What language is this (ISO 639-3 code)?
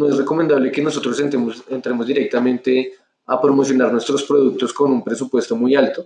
spa